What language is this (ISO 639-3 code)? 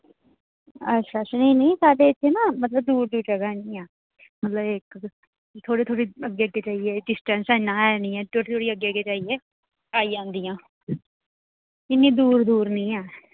doi